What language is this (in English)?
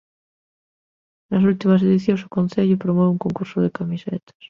Galician